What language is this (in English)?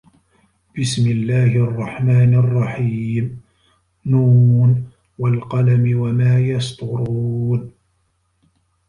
Arabic